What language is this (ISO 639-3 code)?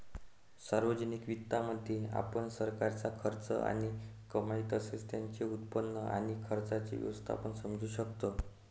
mar